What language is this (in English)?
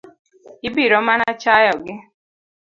Luo (Kenya and Tanzania)